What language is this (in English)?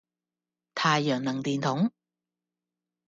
Cantonese